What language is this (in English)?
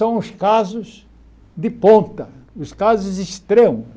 Portuguese